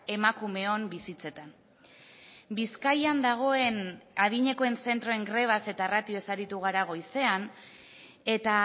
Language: Basque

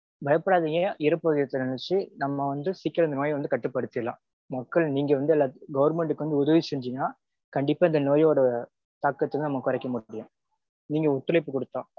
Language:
Tamil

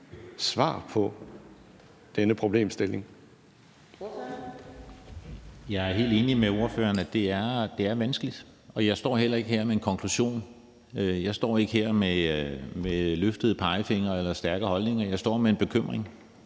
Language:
Danish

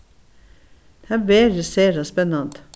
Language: Faroese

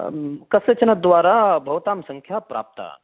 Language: Sanskrit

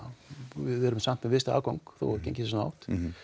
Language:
Icelandic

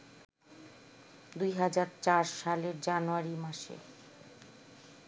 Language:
Bangla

